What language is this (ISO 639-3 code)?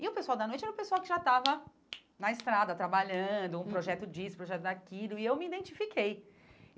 por